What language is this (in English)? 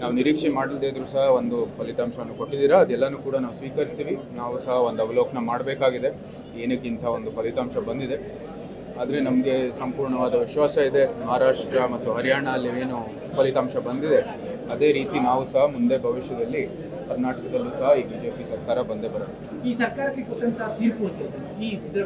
Kannada